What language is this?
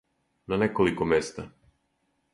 Serbian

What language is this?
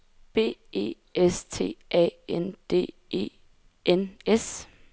Danish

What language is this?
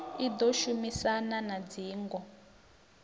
Venda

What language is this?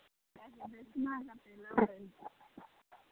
Maithili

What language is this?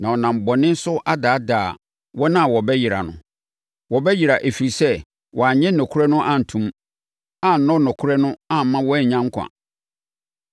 Akan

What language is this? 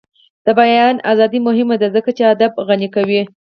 Pashto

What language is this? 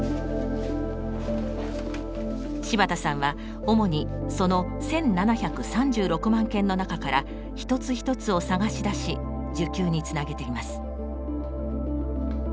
Japanese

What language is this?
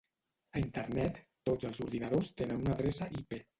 Catalan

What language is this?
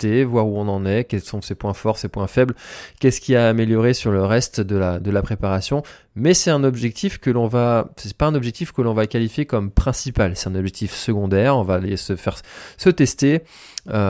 French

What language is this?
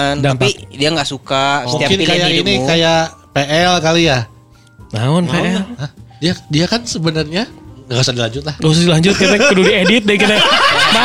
Indonesian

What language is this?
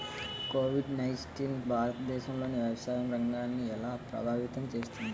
Telugu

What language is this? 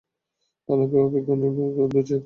Bangla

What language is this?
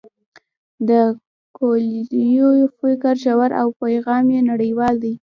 Pashto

